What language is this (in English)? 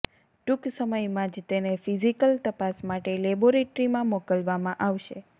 Gujarati